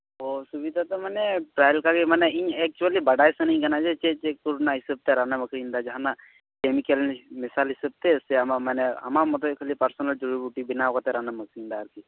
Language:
Santali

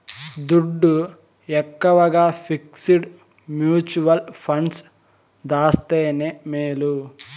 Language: Telugu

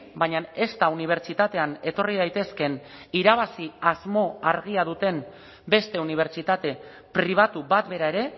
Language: Basque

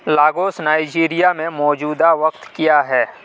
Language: Urdu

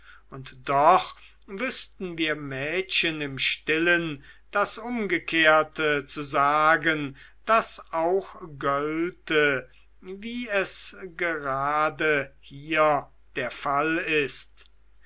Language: German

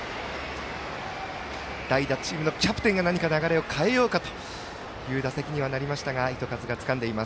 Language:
Japanese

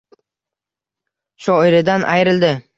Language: Uzbek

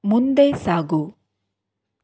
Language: Kannada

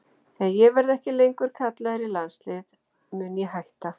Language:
Icelandic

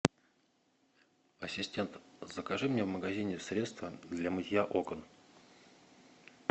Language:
Russian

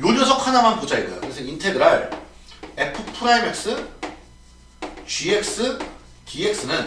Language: Korean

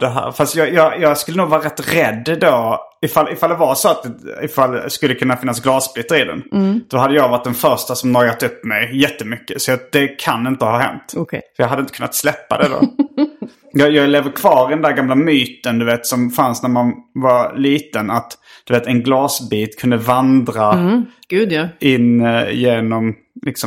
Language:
Swedish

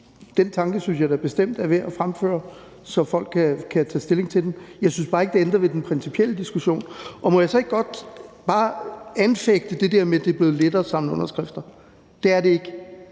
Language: Danish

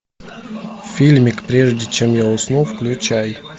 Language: Russian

